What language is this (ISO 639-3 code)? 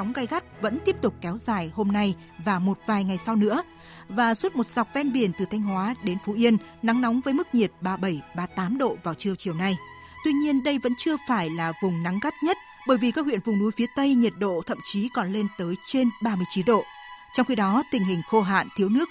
vie